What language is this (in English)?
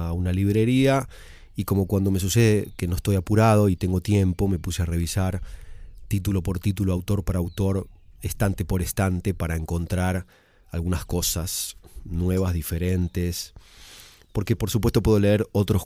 Spanish